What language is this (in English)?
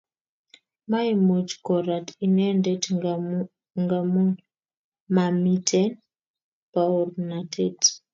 Kalenjin